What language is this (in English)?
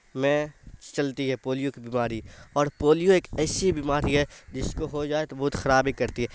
Urdu